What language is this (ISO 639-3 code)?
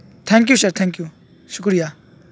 urd